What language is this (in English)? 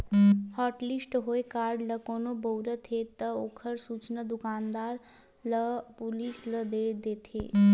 Chhattisgarhi